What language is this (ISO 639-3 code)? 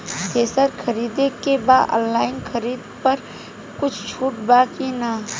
bho